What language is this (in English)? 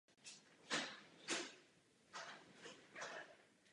Czech